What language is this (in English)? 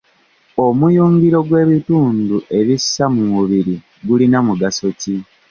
Ganda